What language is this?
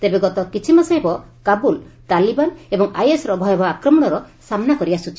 Odia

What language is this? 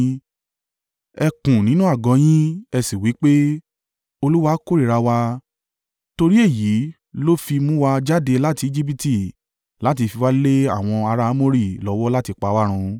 Yoruba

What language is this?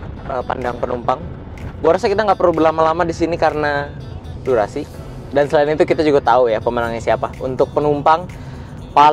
Indonesian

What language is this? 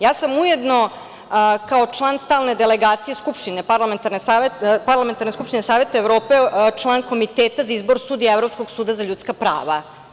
Serbian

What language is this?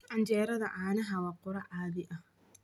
Somali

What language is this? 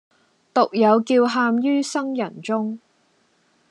Cantonese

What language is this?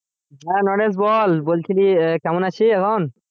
Bangla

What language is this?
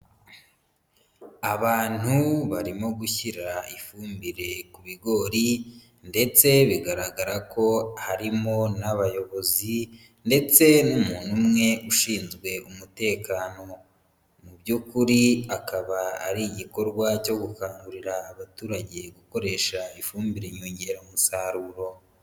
Kinyarwanda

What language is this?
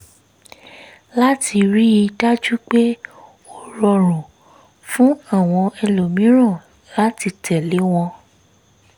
Yoruba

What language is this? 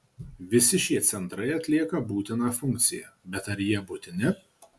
Lithuanian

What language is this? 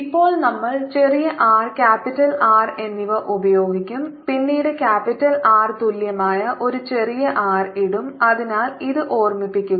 Malayalam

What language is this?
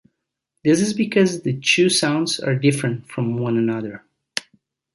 English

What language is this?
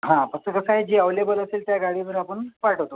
Marathi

